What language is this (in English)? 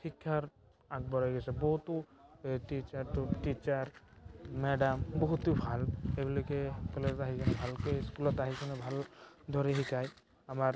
Assamese